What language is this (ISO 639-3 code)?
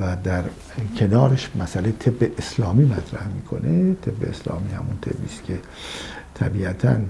fas